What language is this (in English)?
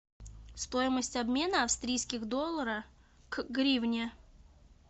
Russian